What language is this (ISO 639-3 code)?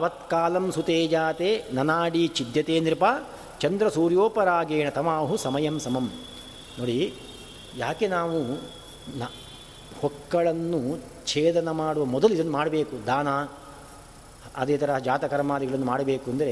kan